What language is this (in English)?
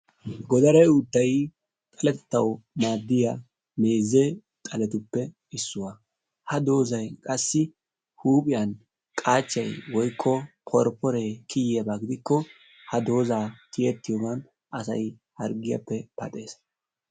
Wolaytta